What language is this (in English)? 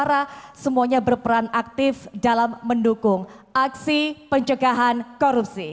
Indonesian